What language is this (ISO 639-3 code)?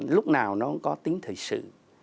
vie